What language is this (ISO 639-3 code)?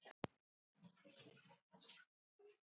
isl